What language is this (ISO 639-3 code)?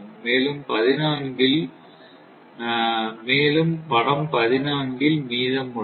tam